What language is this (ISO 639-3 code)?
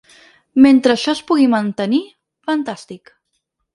cat